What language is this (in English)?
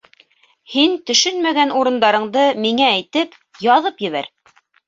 Bashkir